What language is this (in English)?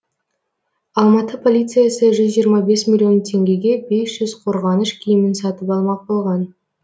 Kazakh